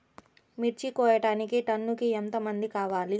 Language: Telugu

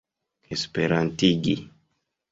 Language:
Esperanto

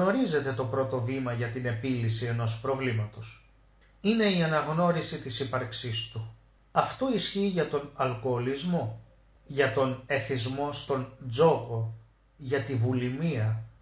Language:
Greek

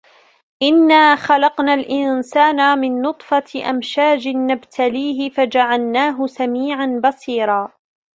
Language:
Arabic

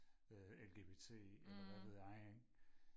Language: Danish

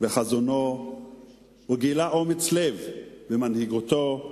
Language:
Hebrew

